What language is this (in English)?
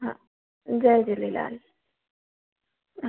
Sindhi